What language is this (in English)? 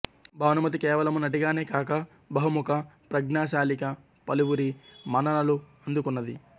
Telugu